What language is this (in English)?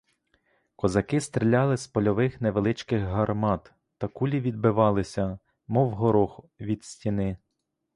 Ukrainian